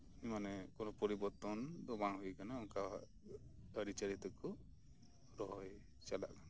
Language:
Santali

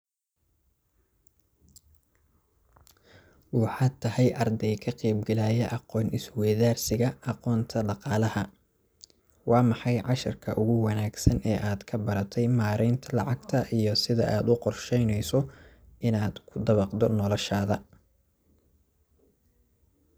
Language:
Somali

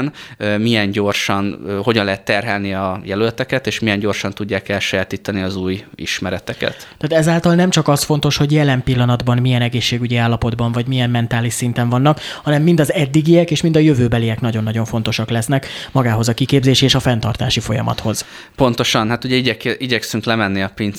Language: Hungarian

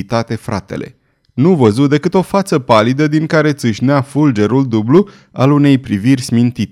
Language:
Romanian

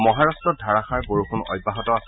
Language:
Assamese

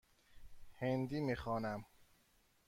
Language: Persian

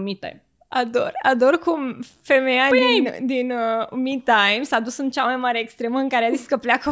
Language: Romanian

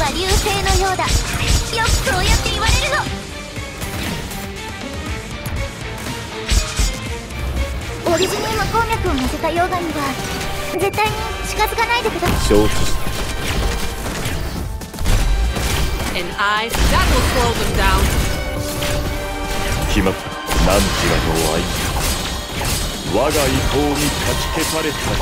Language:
Japanese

